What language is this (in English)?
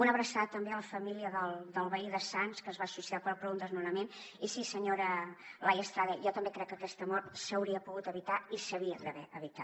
Catalan